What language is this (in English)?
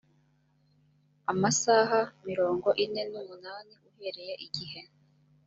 Kinyarwanda